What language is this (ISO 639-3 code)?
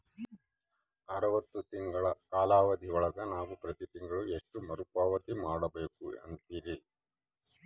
kan